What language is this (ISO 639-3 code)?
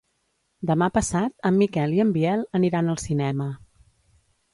cat